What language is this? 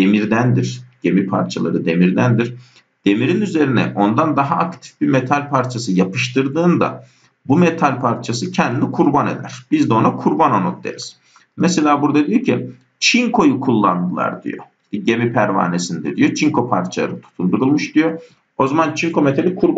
Turkish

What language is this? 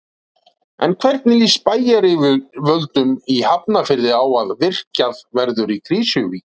Icelandic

